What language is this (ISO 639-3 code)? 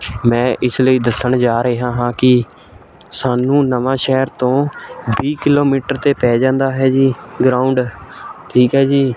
pan